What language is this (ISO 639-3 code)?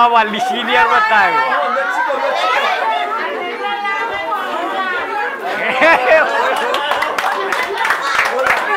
tha